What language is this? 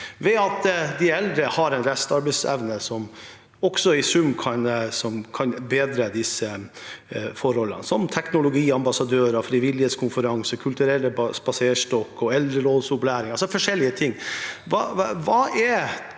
Norwegian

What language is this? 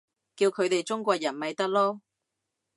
Cantonese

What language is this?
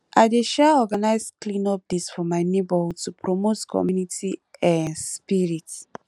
Nigerian Pidgin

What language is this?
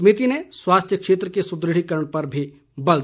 Hindi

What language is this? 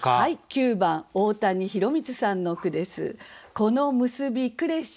Japanese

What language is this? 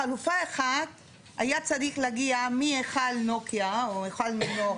Hebrew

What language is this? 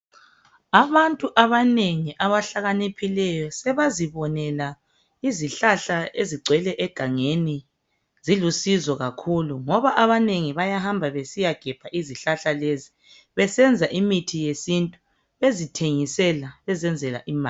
North Ndebele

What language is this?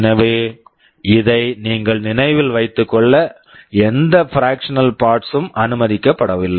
Tamil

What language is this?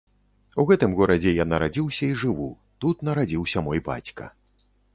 Belarusian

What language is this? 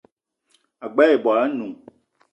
Eton (Cameroon)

